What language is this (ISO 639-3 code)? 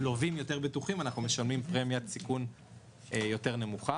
heb